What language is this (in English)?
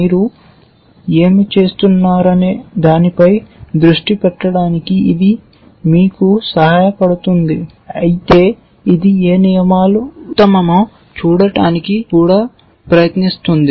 Telugu